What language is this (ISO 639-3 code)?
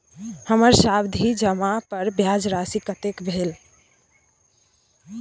mai